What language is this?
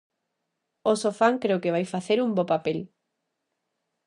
Galician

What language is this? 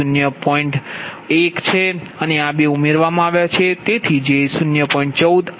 Gujarati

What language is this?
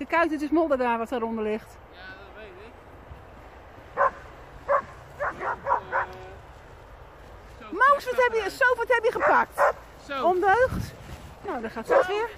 Dutch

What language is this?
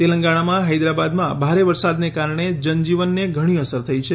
Gujarati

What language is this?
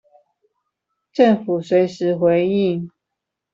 Chinese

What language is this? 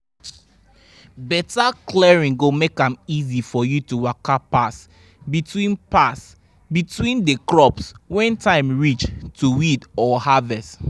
Nigerian Pidgin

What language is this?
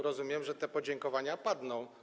Polish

